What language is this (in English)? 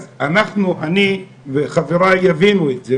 Hebrew